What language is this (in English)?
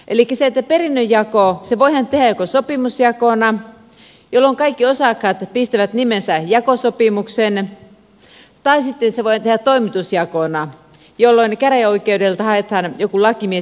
Finnish